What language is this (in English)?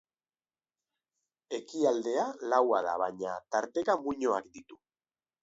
Basque